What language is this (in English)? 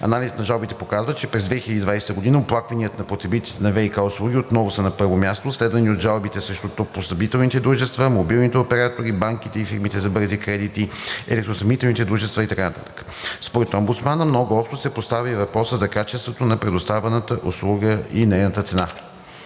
Bulgarian